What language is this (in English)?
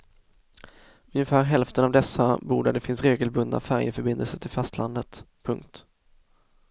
Swedish